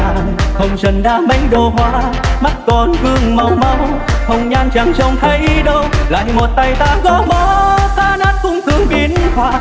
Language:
Vietnamese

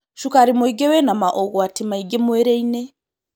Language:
Kikuyu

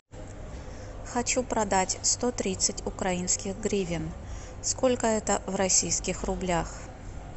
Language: Russian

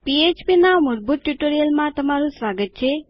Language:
Gujarati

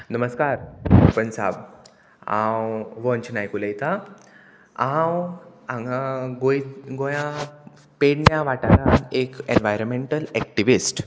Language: Konkani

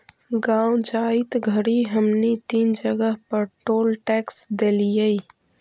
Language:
Magahi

